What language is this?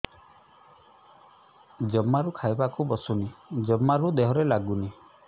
Odia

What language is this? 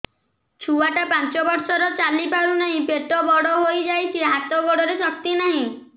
Odia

